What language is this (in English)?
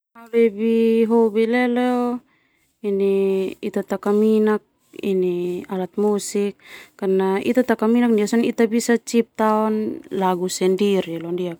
Termanu